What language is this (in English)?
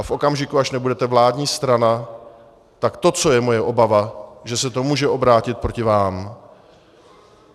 Czech